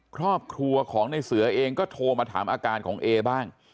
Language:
Thai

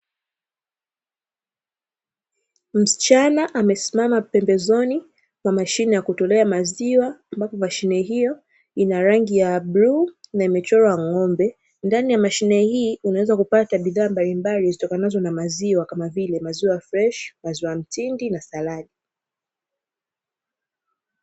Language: Swahili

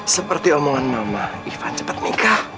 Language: Indonesian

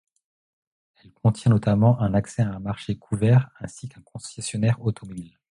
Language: French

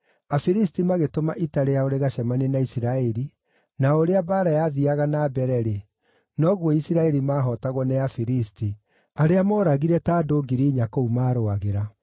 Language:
Kikuyu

